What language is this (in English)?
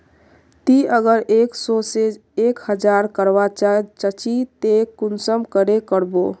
Magahi